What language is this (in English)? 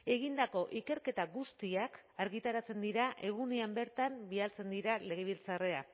Basque